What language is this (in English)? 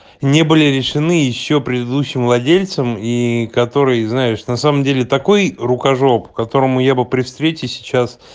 Russian